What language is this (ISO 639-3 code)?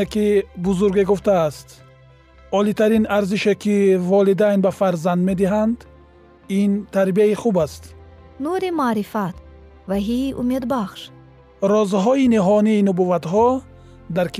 fas